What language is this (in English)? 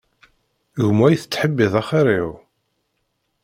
Kabyle